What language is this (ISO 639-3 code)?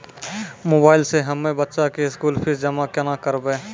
mai